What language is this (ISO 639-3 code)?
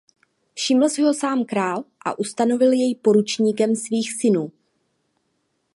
ces